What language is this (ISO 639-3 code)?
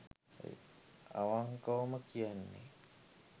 sin